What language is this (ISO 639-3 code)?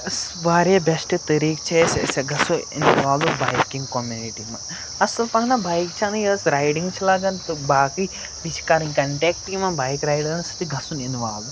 kas